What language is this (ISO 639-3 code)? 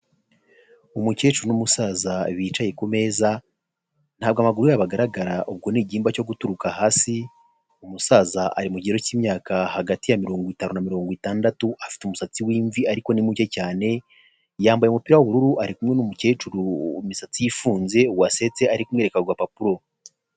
kin